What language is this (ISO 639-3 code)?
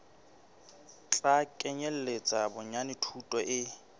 sot